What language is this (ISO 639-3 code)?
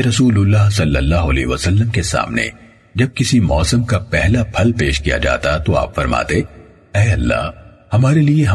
urd